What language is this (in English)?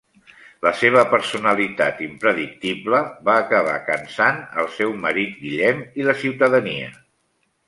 Catalan